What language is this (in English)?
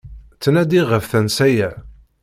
Kabyle